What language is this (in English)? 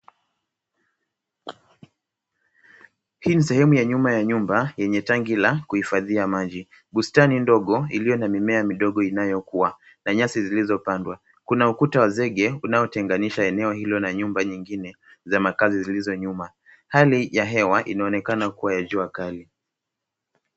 Swahili